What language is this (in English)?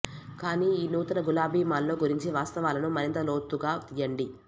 Telugu